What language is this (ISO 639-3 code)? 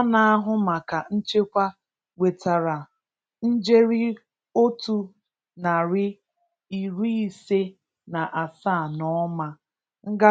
ibo